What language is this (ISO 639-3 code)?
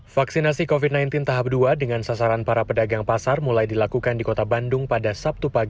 ind